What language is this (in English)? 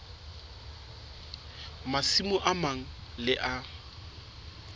Southern Sotho